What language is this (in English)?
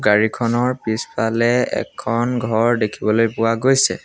Assamese